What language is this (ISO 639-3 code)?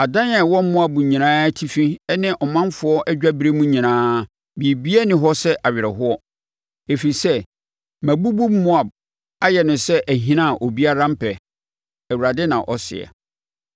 aka